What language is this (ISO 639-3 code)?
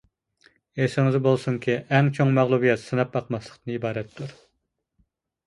uig